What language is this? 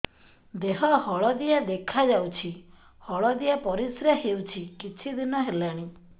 Odia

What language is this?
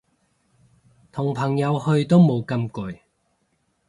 Cantonese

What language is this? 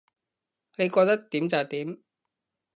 Cantonese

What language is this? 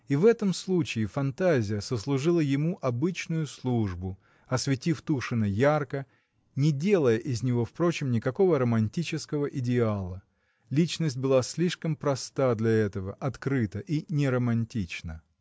Russian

